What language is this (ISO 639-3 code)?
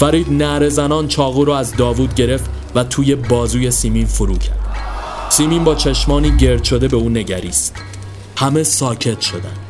fas